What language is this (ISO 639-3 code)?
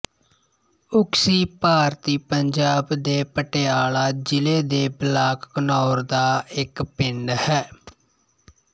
pan